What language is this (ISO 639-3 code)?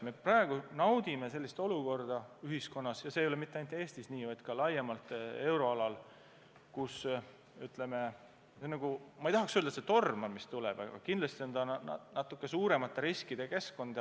est